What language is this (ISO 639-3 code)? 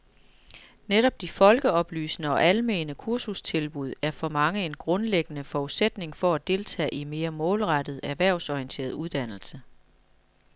dan